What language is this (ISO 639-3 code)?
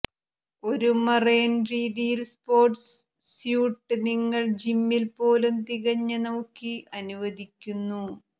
mal